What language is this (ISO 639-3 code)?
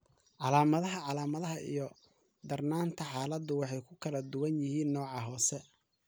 som